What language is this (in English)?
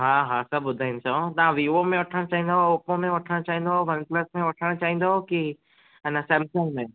Sindhi